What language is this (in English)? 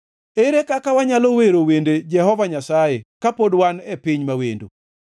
Luo (Kenya and Tanzania)